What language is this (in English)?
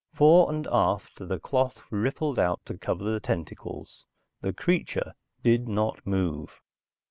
English